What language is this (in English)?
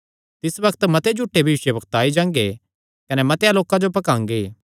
Kangri